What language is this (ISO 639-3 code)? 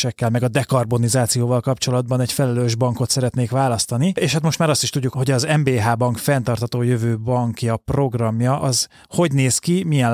hun